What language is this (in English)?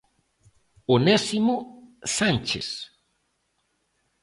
Galician